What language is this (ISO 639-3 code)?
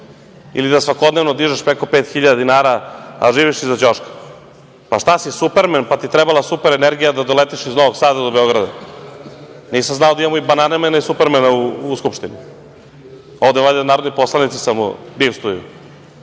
srp